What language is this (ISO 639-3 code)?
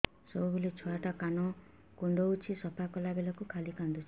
ori